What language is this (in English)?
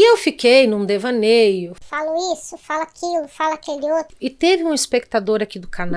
Portuguese